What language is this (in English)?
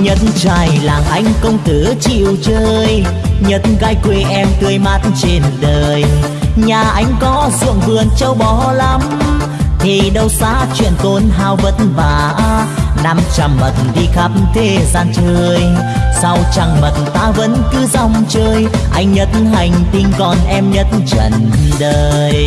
Vietnamese